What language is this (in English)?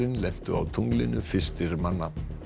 Icelandic